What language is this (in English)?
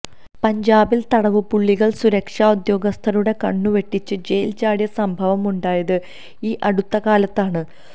Malayalam